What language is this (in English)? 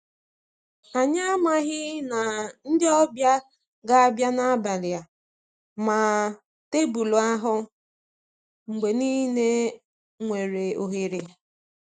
Igbo